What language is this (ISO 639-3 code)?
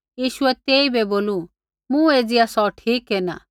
kfx